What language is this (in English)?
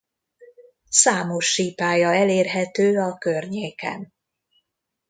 Hungarian